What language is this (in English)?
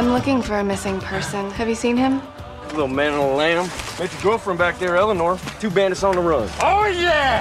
Swedish